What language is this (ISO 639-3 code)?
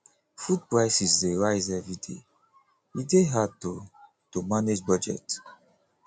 pcm